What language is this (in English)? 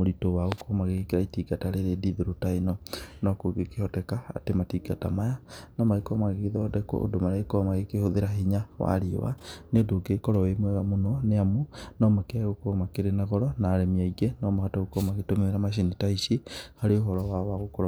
Kikuyu